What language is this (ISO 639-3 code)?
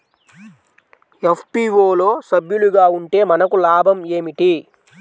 tel